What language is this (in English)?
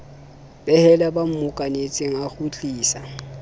Southern Sotho